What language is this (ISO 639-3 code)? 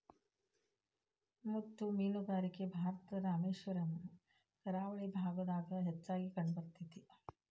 kan